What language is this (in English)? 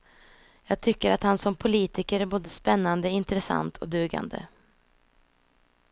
Swedish